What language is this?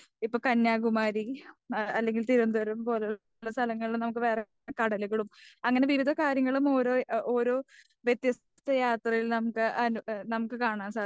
Malayalam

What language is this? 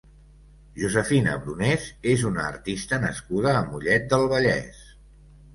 Catalan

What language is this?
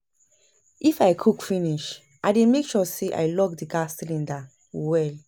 Nigerian Pidgin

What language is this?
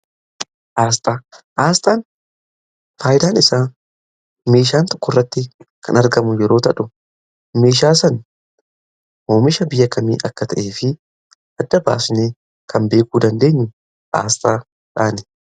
Oromo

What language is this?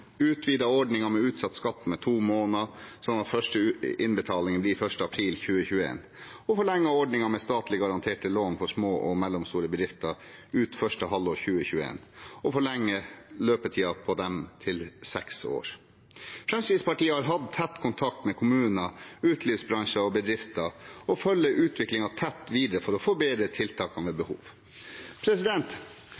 Norwegian Bokmål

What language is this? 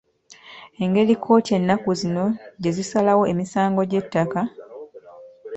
Ganda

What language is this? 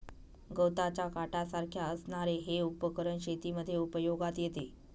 Marathi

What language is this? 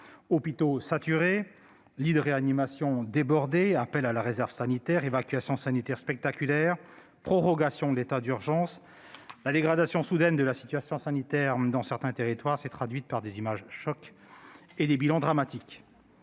French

